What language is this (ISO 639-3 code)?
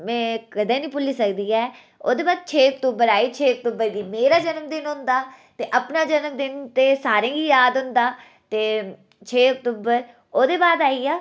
doi